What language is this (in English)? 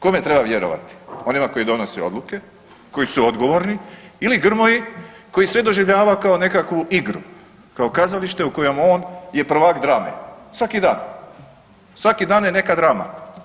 Croatian